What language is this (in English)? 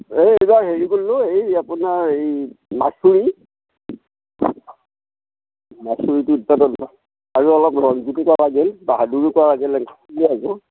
Assamese